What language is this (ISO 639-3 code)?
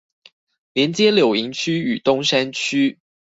zho